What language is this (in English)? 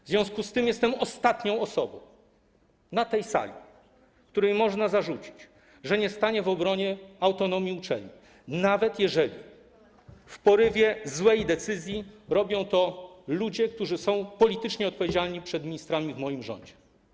Polish